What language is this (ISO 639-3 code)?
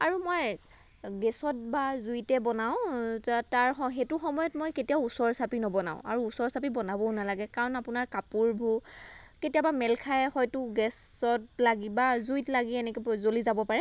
asm